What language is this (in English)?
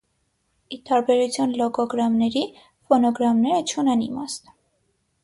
Armenian